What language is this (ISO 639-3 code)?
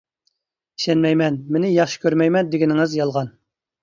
uig